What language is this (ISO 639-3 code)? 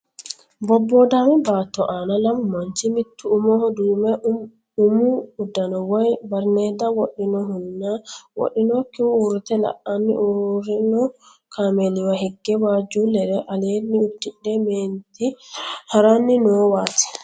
sid